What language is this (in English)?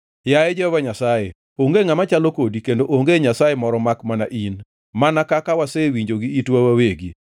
Luo (Kenya and Tanzania)